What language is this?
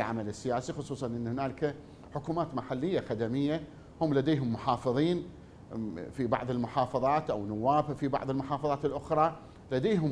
Arabic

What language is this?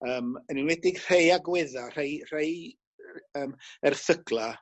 Welsh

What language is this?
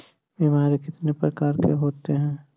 Magahi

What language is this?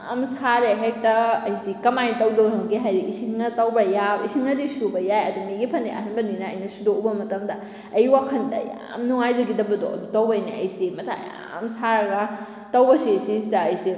Manipuri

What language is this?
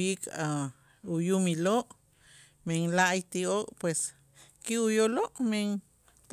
Itzá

